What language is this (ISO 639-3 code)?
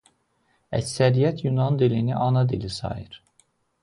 aze